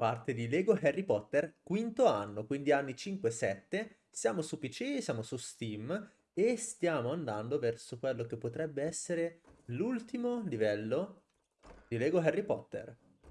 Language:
Italian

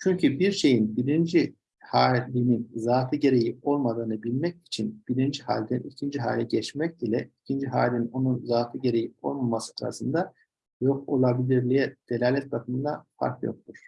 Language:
Turkish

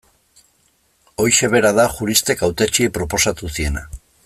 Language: Basque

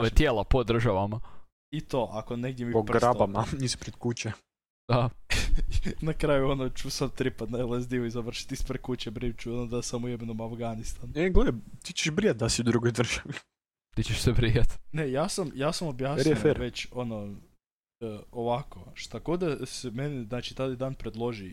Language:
Croatian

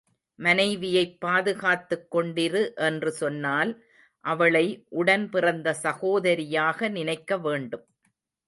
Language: Tamil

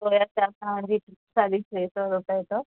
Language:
Sindhi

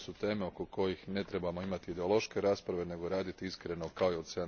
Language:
Croatian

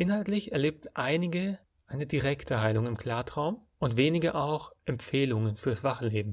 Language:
German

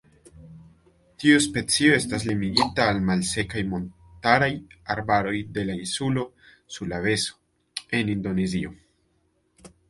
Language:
Esperanto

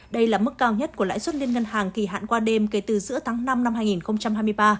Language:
Vietnamese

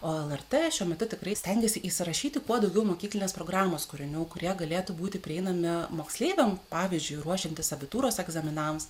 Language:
Lithuanian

